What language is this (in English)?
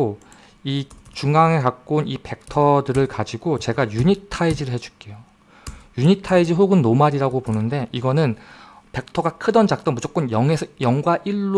Korean